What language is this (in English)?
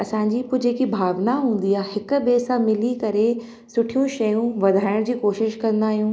Sindhi